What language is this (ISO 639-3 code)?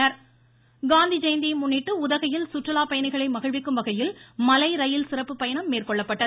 tam